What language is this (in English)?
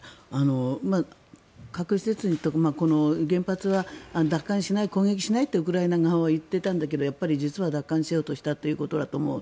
Japanese